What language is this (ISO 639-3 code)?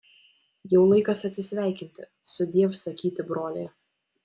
lit